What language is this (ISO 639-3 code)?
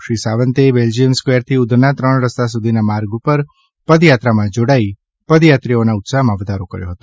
guj